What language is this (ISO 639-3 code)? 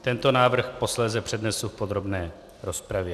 ces